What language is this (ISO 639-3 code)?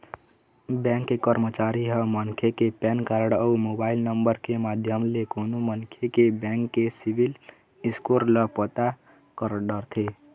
hne